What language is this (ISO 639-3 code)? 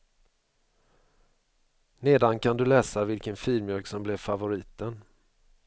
swe